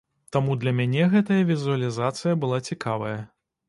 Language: Belarusian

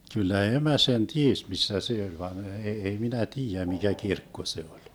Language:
Finnish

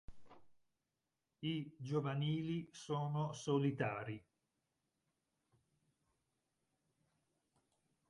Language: Italian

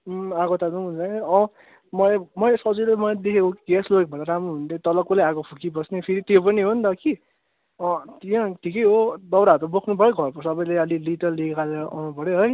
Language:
Nepali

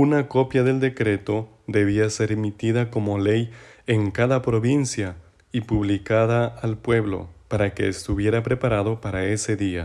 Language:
Spanish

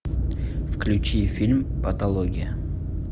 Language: Russian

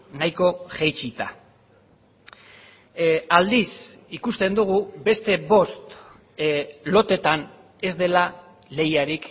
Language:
Basque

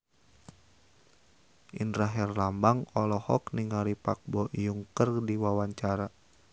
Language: Sundanese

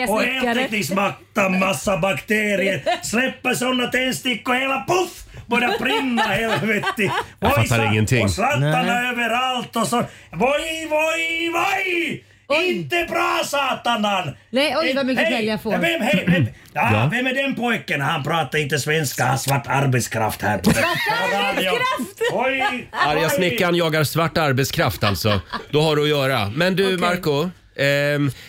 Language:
Swedish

